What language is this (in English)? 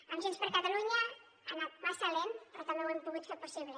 Catalan